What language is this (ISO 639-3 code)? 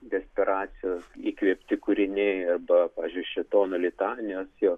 lit